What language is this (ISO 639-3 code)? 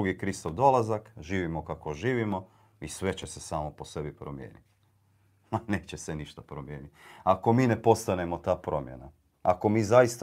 hrv